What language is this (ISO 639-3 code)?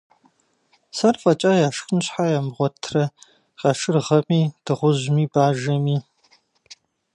kbd